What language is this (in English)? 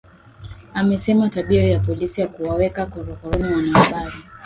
Swahili